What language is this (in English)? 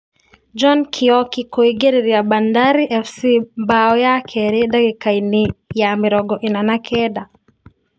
Kikuyu